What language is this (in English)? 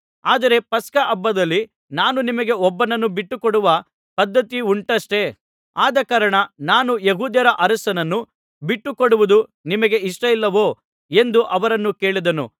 Kannada